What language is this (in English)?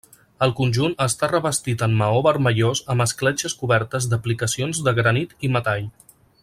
Catalan